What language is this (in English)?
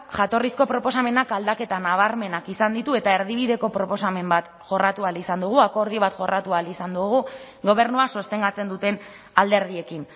Basque